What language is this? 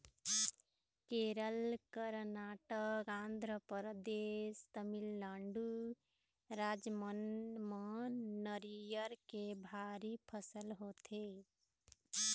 Chhattisgarhi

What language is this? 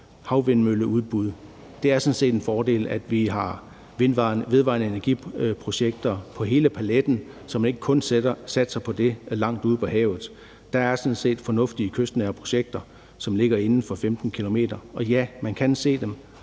Danish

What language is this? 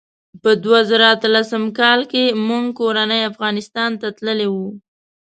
Pashto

